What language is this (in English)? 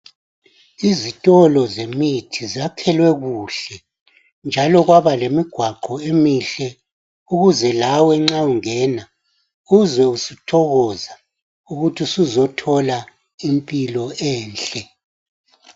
North Ndebele